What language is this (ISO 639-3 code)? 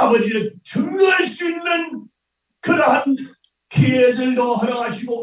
kor